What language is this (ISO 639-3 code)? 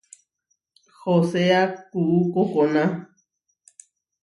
var